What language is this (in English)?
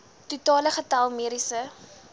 Afrikaans